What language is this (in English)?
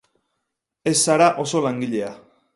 Basque